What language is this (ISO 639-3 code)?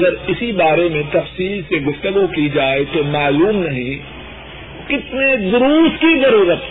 urd